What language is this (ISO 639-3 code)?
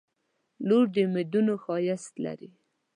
pus